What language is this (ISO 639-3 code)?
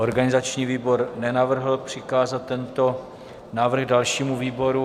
ces